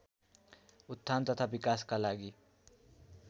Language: Nepali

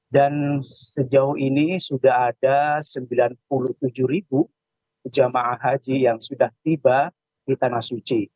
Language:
Indonesian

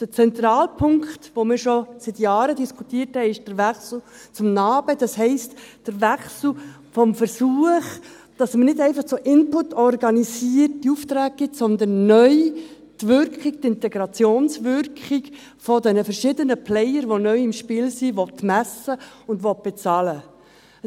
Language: Swiss German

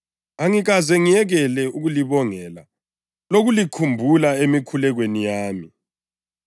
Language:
North Ndebele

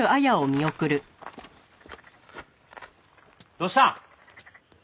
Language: Japanese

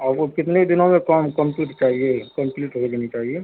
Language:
Urdu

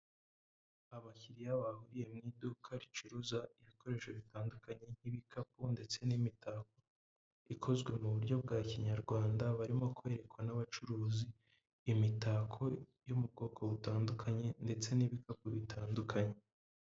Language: Kinyarwanda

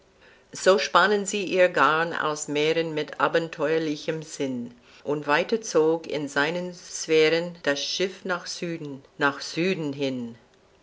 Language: German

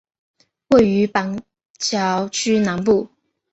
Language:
Chinese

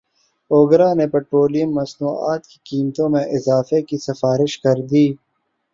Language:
Urdu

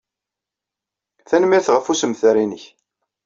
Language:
Kabyle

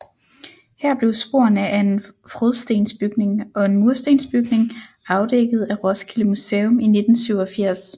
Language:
Danish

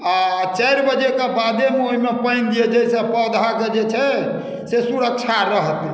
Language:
Maithili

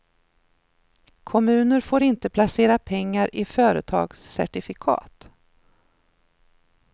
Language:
Swedish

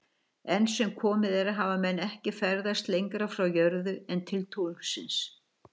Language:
Icelandic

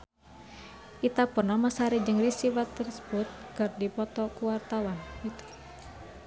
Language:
Sundanese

